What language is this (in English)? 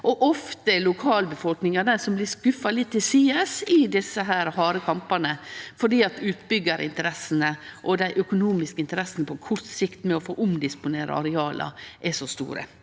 Norwegian